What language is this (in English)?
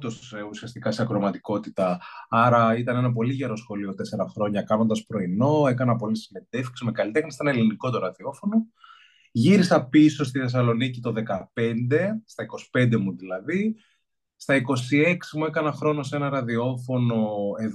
Greek